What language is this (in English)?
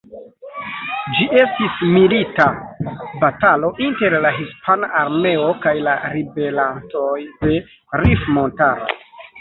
Esperanto